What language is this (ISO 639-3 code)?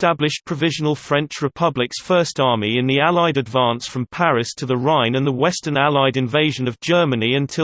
eng